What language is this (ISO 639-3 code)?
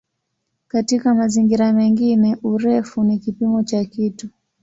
swa